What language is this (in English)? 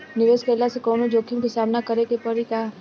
Bhojpuri